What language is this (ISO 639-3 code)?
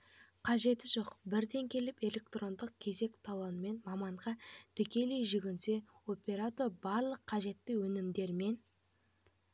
kaz